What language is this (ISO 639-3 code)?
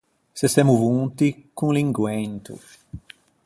lij